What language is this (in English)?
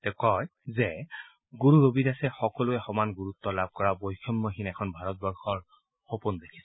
Assamese